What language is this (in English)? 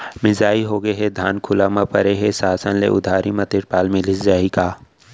Chhattisgarhi